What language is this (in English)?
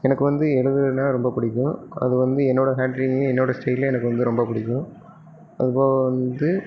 Tamil